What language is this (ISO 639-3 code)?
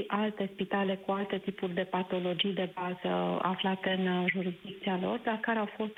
ron